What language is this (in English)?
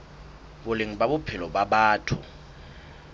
Southern Sotho